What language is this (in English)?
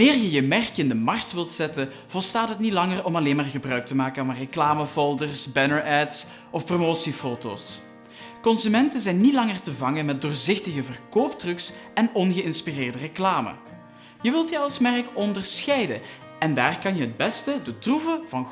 Dutch